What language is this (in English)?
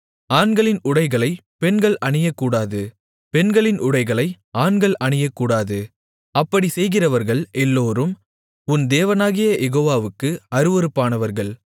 Tamil